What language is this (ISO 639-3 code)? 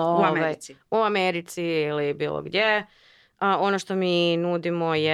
hrv